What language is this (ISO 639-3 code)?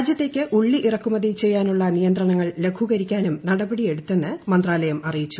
mal